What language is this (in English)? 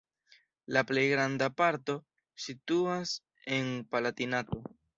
Esperanto